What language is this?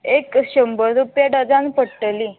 Konkani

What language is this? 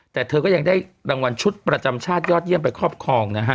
Thai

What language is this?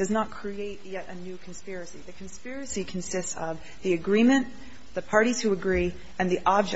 English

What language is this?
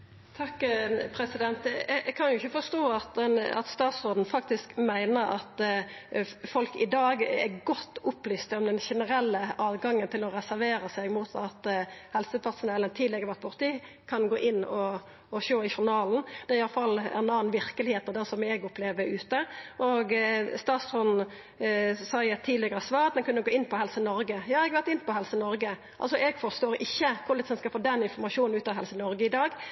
Norwegian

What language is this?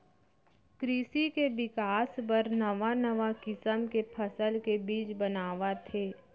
Chhattisgarhi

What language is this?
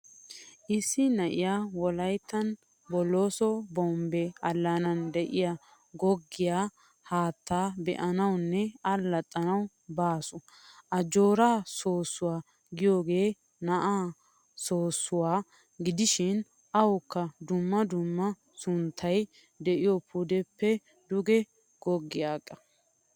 Wolaytta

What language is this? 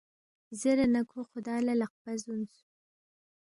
Balti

